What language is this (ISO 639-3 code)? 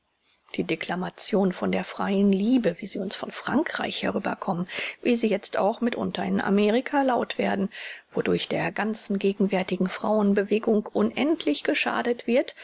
deu